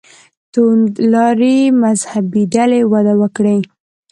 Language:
Pashto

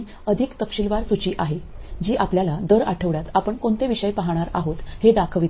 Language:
Marathi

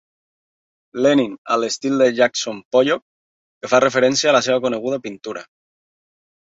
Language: Catalan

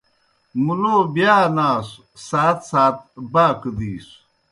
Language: Kohistani Shina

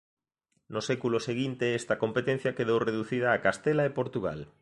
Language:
Galician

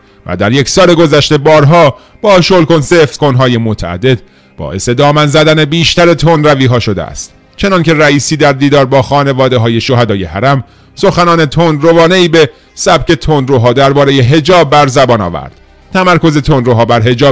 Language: Persian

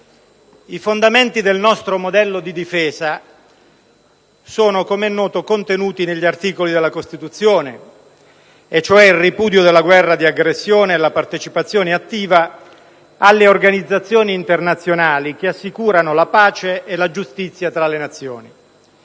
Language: Italian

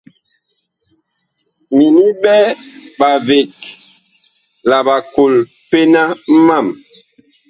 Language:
Bakoko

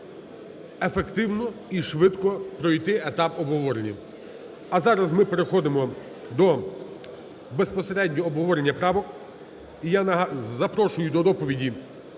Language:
Ukrainian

